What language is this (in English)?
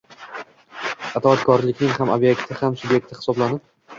Uzbek